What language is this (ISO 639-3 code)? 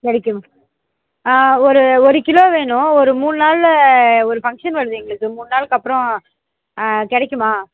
tam